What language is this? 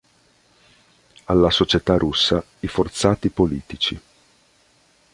Italian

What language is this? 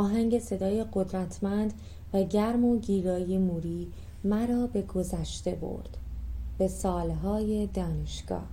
Persian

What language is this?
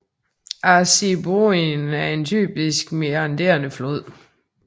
Danish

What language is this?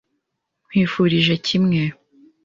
Kinyarwanda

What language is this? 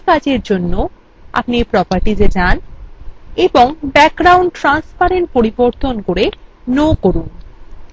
Bangla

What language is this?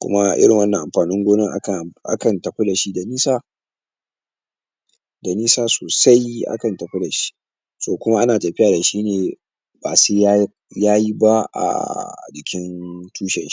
Hausa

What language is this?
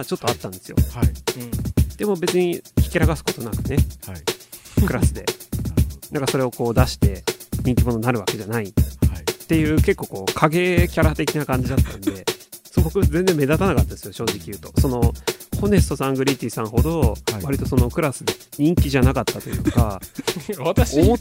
Japanese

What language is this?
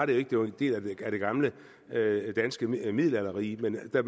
Danish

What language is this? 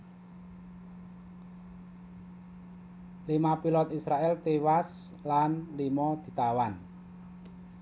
Javanese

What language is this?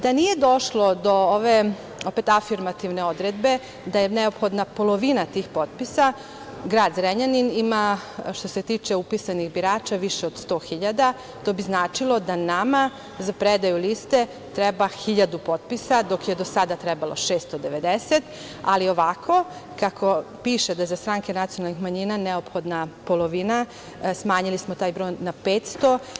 Serbian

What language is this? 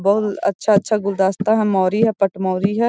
Magahi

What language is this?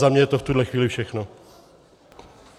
Czech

